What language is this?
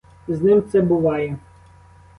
Ukrainian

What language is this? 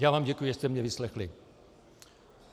Czech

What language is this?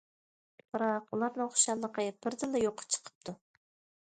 Uyghur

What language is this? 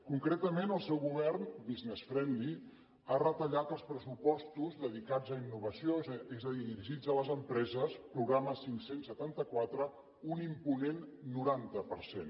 Catalan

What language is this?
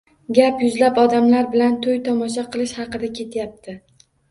Uzbek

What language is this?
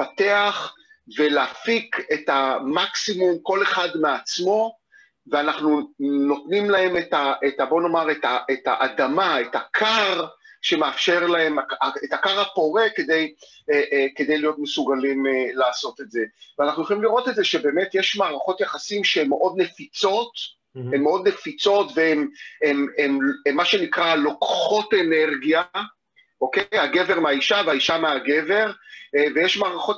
Hebrew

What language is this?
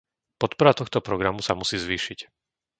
Slovak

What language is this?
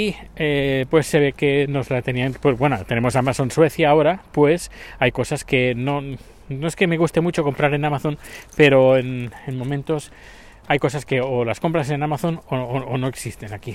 Spanish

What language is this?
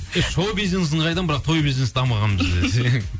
Kazakh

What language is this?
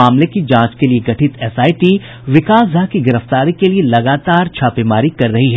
Hindi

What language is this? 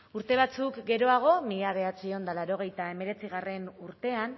Basque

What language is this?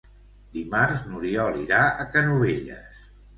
Catalan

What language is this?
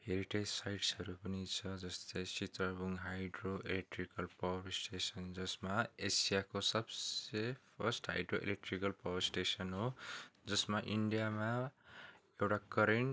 Nepali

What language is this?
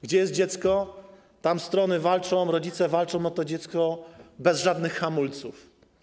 Polish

